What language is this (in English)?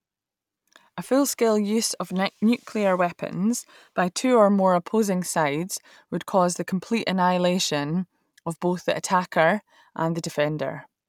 English